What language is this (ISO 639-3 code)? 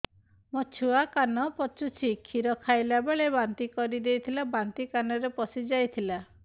ori